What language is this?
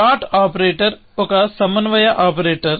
Telugu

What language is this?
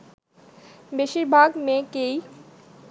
Bangla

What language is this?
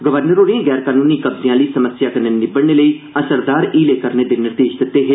Dogri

